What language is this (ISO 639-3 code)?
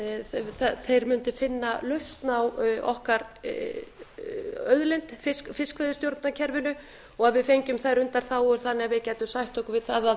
isl